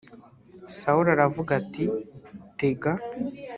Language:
Kinyarwanda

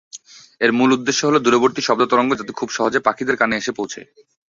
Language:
Bangla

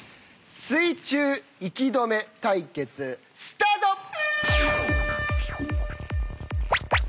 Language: Japanese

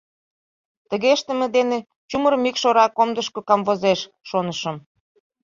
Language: Mari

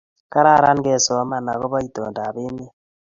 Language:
Kalenjin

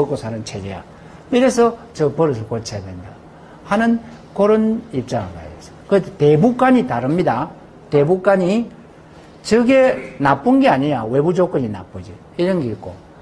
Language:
Korean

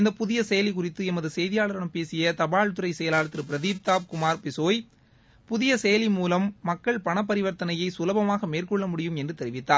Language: Tamil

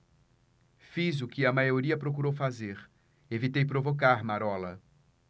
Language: Portuguese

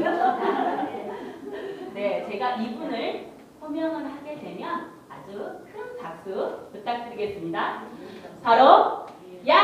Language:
Korean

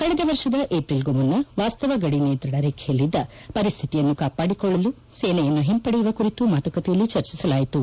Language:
Kannada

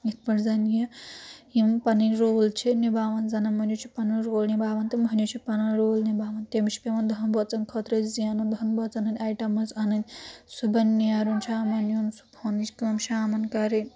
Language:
Kashmiri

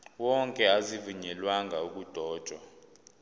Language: Zulu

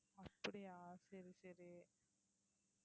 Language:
Tamil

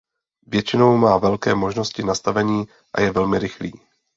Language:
Czech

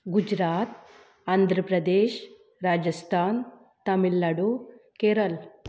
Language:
Konkani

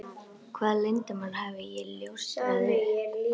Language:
Icelandic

